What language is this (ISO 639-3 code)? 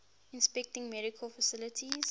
eng